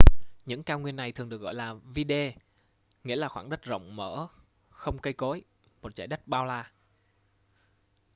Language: Vietnamese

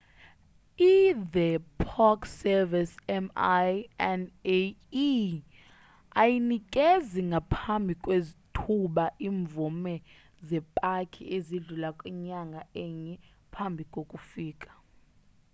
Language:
Xhosa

